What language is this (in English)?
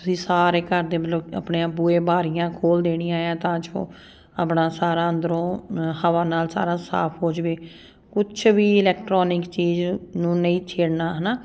Punjabi